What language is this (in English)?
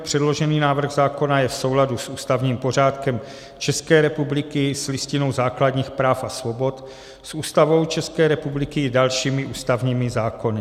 Czech